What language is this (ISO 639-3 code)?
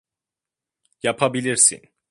tur